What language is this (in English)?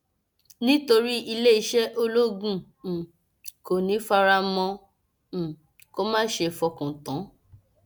Yoruba